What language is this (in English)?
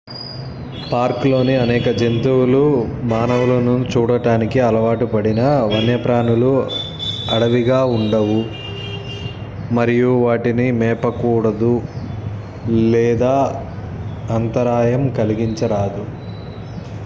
Telugu